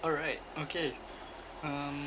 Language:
English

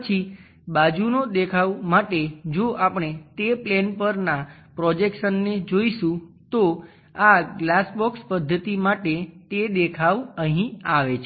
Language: Gujarati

